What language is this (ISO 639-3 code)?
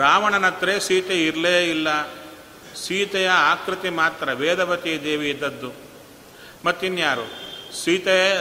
kan